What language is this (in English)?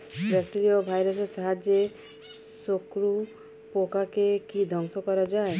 Bangla